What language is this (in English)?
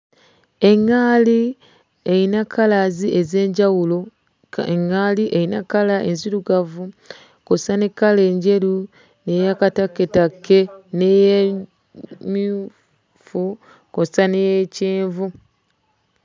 Ganda